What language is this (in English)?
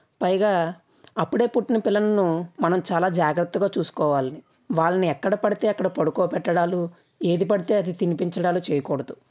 Telugu